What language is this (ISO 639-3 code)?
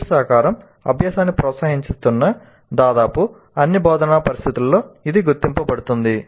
tel